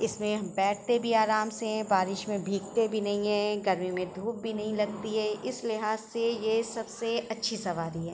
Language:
Urdu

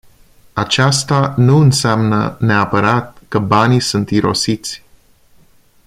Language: Romanian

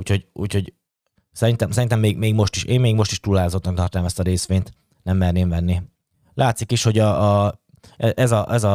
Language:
Hungarian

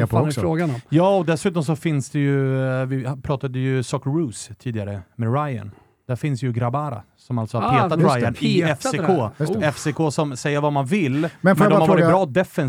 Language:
Swedish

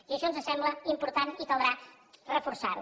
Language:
Catalan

